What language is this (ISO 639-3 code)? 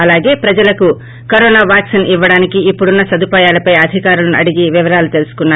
tel